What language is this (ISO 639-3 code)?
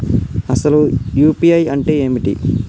tel